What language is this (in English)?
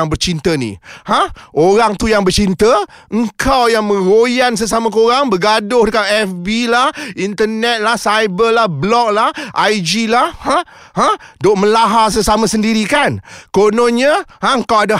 Malay